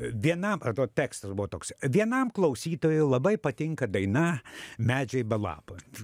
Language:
Lithuanian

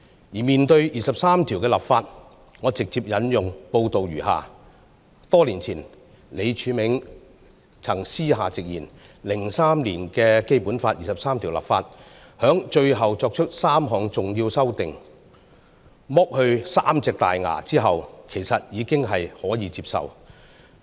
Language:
Cantonese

